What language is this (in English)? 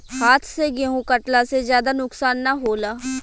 Bhojpuri